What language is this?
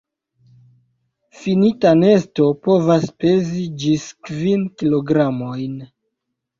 Esperanto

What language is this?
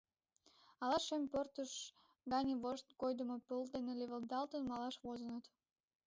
Mari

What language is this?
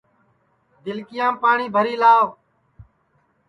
Sansi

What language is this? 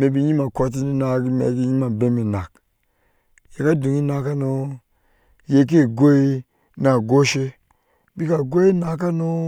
Ashe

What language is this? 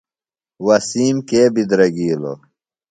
Phalura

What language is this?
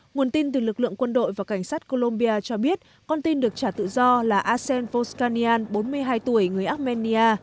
Vietnamese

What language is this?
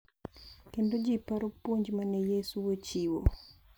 Luo (Kenya and Tanzania)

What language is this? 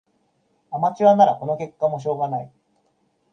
Japanese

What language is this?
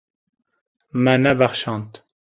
Kurdish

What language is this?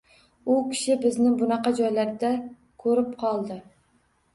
Uzbek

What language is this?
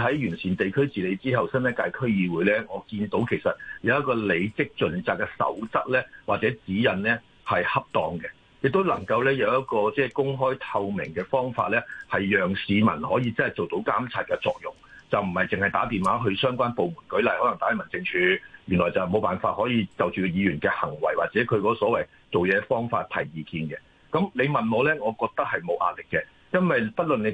Chinese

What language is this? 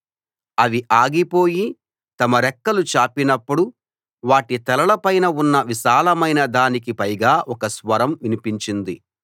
Telugu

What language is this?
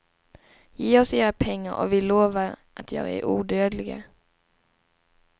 Swedish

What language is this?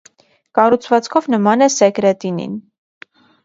Armenian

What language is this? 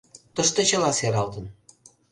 Mari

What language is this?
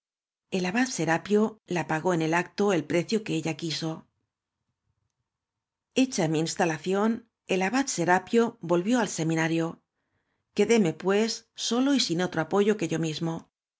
Spanish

